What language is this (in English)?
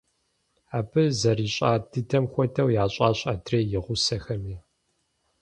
Kabardian